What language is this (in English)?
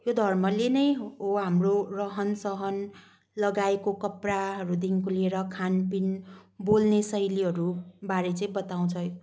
Nepali